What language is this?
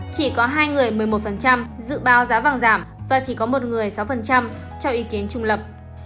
Vietnamese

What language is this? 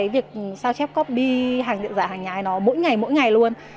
Vietnamese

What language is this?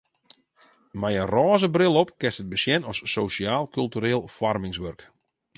Western Frisian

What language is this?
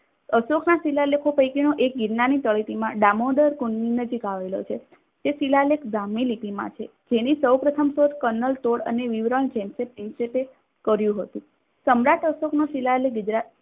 Gujarati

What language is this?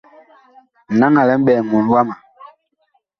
Bakoko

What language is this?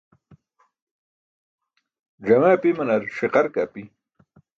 Burushaski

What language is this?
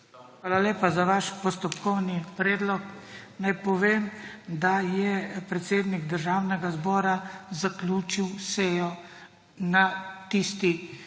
Slovenian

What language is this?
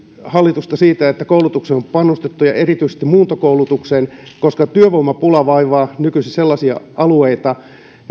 Finnish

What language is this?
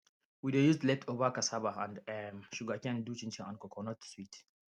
Nigerian Pidgin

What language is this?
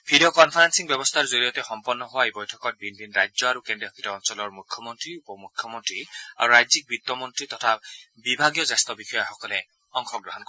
Assamese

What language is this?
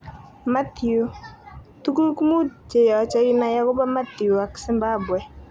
Kalenjin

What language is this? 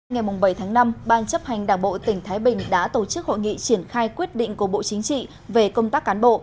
Vietnamese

